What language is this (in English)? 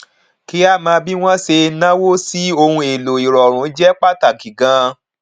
Yoruba